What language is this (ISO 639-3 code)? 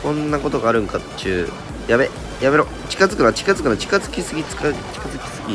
jpn